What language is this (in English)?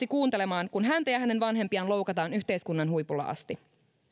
Finnish